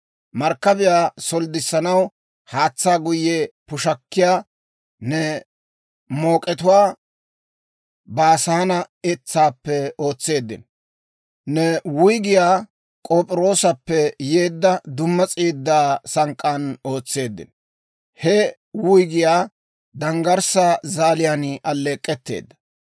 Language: Dawro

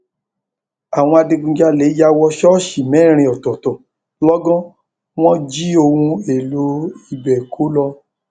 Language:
Yoruba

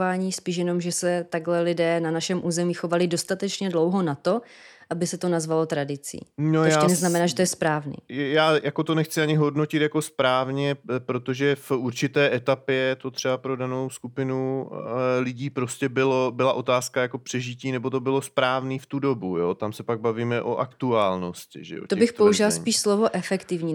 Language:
Czech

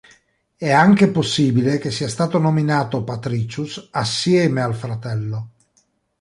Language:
Italian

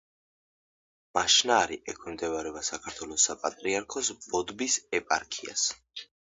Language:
Georgian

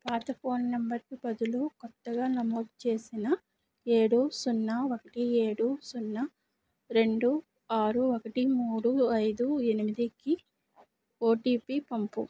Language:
Telugu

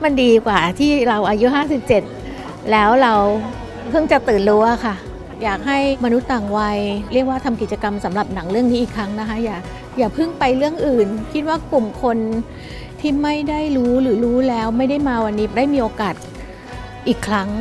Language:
Thai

